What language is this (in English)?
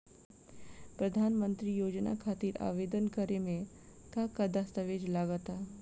Bhojpuri